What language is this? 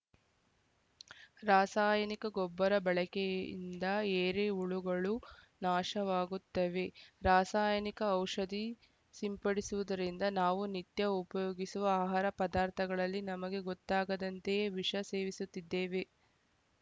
Kannada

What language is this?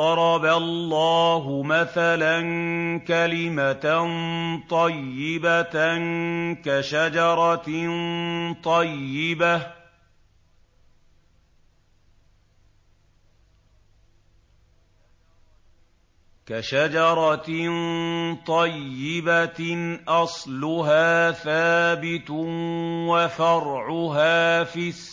Arabic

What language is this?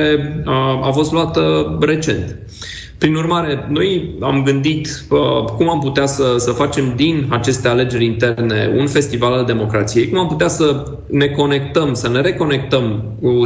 Romanian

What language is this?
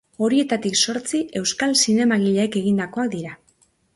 Basque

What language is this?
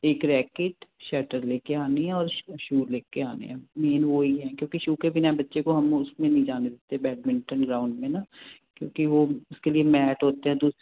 Punjabi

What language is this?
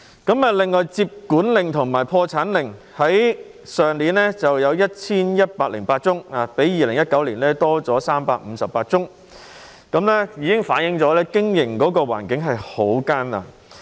Cantonese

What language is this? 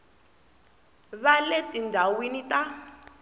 Tsonga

